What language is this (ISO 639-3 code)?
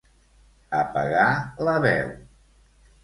cat